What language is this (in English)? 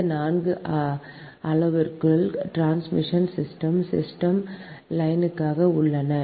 Tamil